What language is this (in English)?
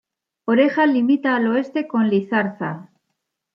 Spanish